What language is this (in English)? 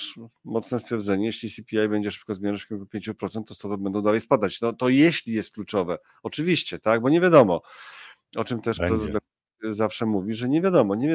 Polish